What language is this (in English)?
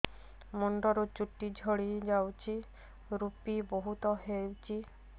Odia